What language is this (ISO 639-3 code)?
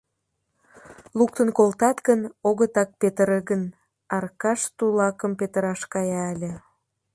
chm